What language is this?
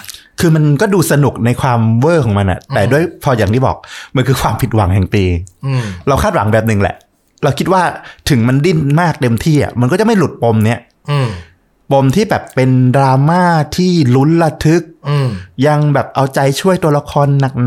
Thai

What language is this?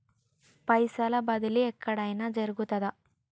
Telugu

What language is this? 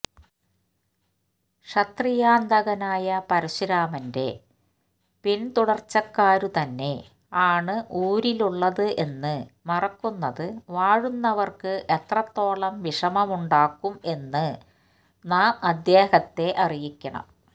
Malayalam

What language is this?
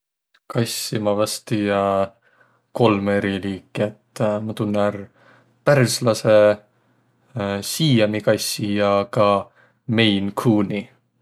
Võro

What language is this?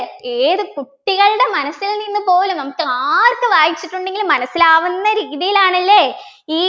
Malayalam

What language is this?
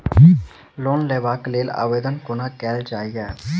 Maithili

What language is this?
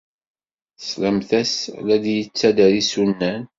Kabyle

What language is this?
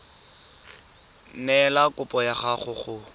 Tswana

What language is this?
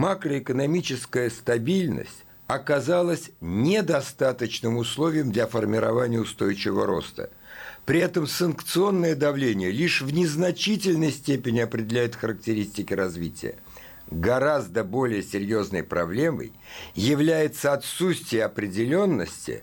Russian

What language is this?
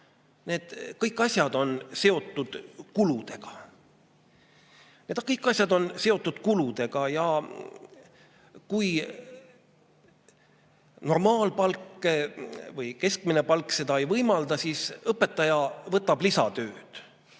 Estonian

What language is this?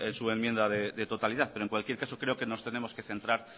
Spanish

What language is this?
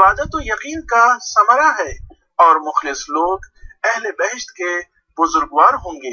Arabic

